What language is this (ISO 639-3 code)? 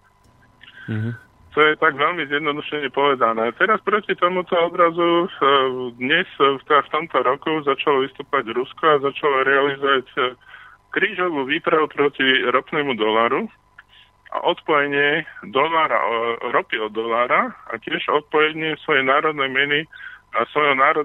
slk